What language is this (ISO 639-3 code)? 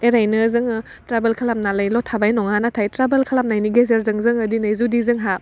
brx